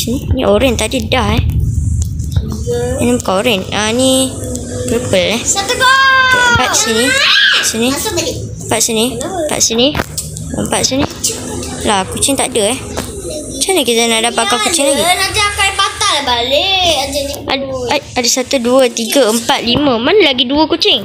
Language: Malay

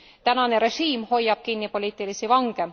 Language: Estonian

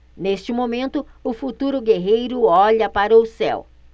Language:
Portuguese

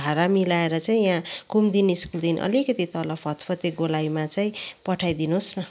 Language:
Nepali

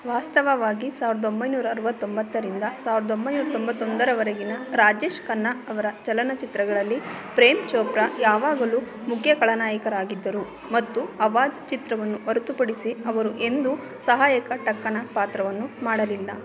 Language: Kannada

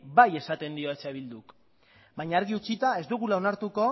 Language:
Basque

